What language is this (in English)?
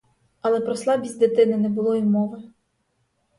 Ukrainian